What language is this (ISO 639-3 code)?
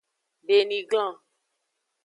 ajg